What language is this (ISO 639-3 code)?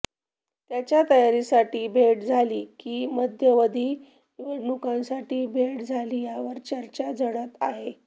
mar